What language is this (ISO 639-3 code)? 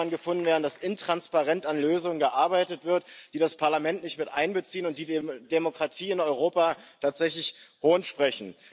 deu